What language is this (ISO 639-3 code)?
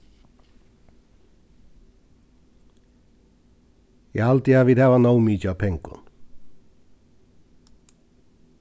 fao